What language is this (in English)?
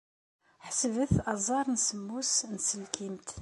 Kabyle